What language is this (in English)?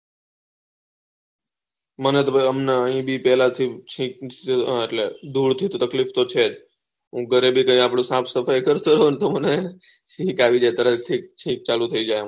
Gujarati